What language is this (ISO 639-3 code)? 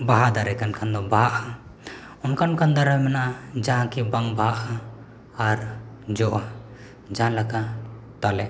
sat